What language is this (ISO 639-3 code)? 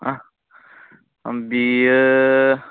brx